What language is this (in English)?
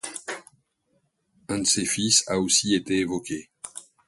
French